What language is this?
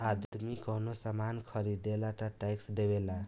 Bhojpuri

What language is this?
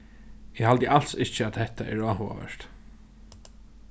Faroese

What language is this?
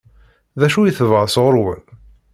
Kabyle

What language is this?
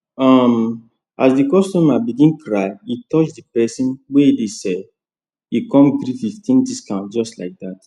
Nigerian Pidgin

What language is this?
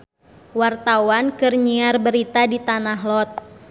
Sundanese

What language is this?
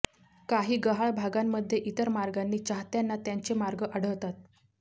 Marathi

